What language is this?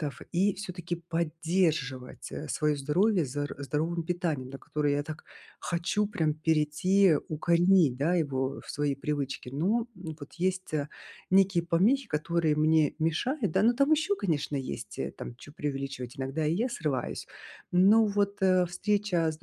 Russian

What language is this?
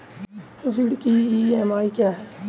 Hindi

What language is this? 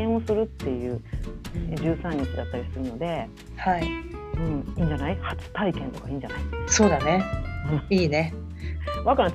Japanese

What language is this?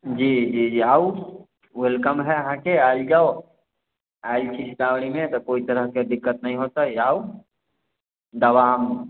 Maithili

